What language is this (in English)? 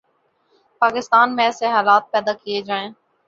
Urdu